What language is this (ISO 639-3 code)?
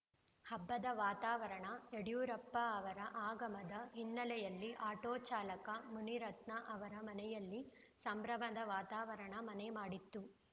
kan